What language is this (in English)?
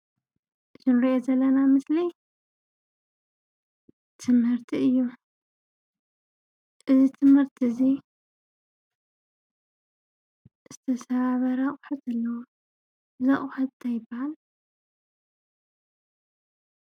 Tigrinya